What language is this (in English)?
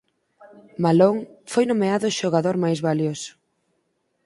Galician